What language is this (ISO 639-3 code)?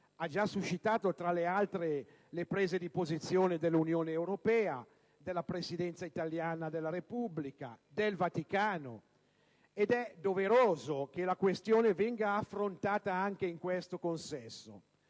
ita